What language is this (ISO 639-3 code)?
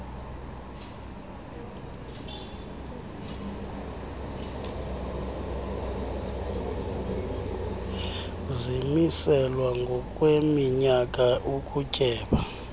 xho